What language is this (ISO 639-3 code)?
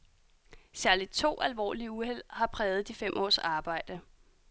dan